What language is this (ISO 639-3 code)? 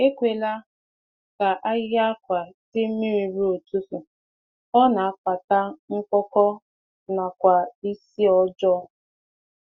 ibo